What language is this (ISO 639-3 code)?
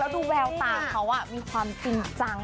tha